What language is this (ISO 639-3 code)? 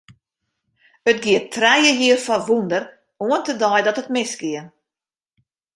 fry